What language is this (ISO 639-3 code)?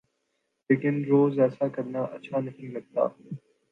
urd